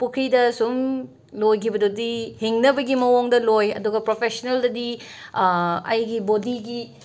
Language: Manipuri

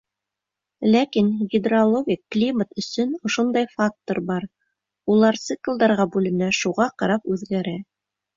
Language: Bashkir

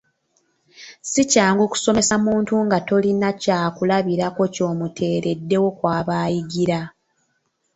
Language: Ganda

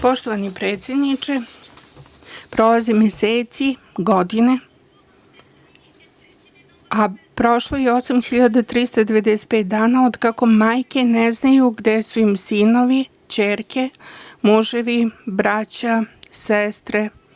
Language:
Serbian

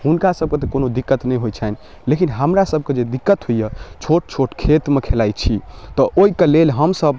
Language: Maithili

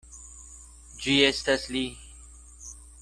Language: Esperanto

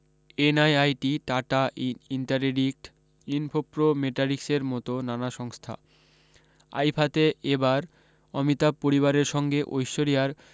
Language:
Bangla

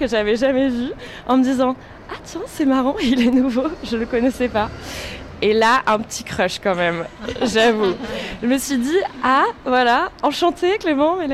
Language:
French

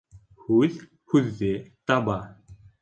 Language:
Bashkir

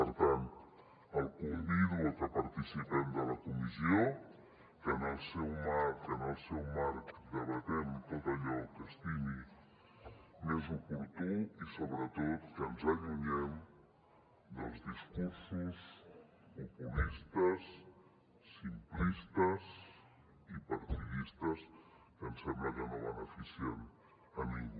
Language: Catalan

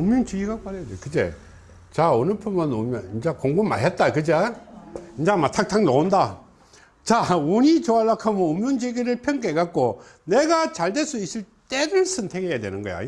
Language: Korean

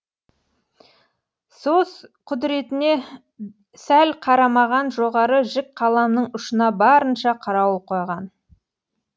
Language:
Kazakh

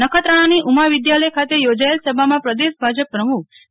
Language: Gujarati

